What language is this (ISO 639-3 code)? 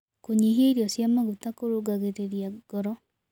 kik